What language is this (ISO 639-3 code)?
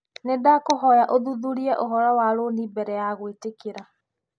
kik